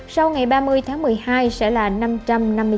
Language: Vietnamese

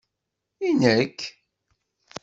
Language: Kabyle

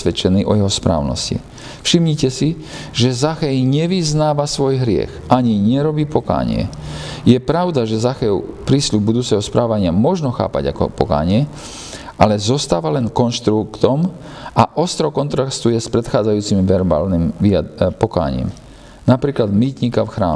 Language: Slovak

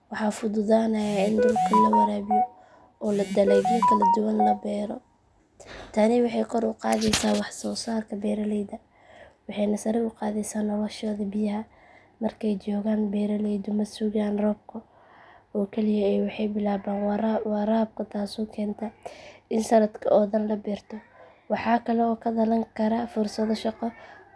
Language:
Somali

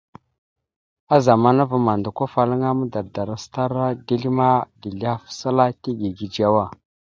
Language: Mada (Cameroon)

